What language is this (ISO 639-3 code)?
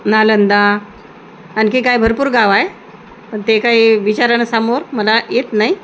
mar